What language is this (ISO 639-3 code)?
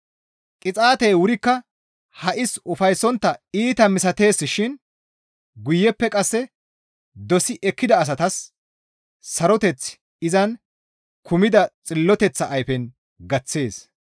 gmv